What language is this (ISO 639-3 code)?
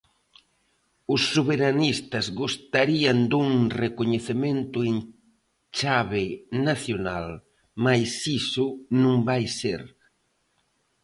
glg